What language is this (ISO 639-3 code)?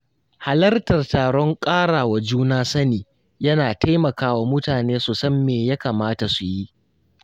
hau